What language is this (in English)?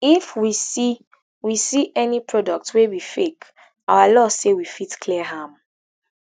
Nigerian Pidgin